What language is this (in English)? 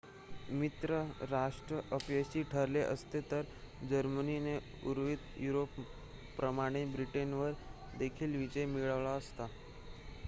Marathi